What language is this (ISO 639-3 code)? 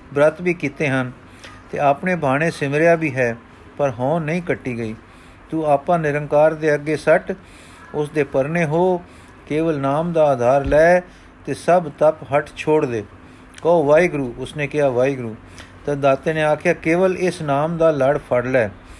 pan